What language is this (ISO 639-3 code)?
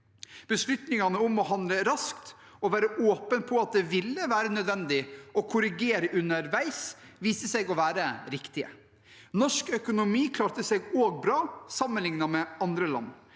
nor